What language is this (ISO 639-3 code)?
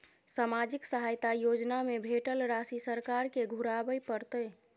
mai